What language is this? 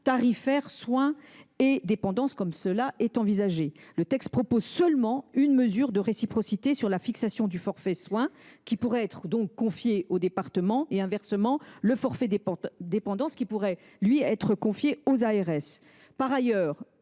French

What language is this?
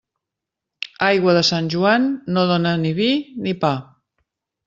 Catalan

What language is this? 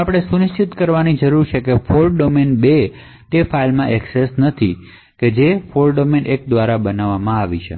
Gujarati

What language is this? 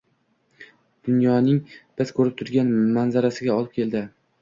Uzbek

